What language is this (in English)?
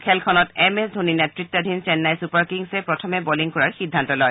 Assamese